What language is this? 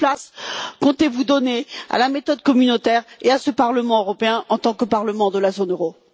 French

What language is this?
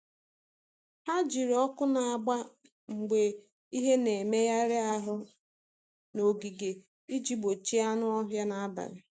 Igbo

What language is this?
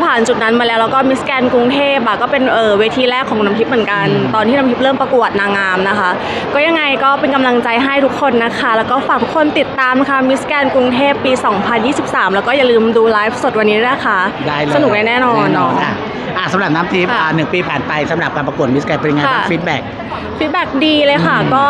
Thai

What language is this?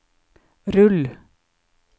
Norwegian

